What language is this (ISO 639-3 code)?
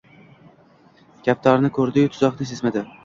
uzb